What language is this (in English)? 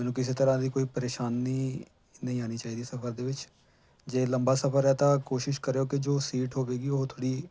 Punjabi